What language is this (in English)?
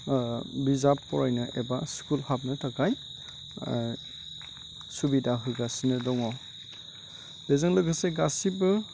Bodo